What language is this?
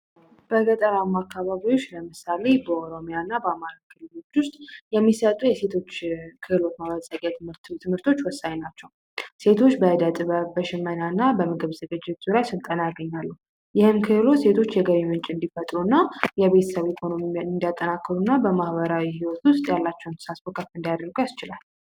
Amharic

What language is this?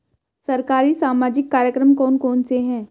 Hindi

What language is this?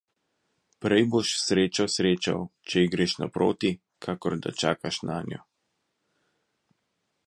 Slovenian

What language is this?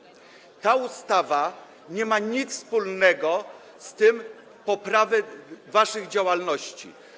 Polish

